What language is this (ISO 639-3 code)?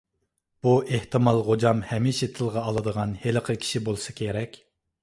uig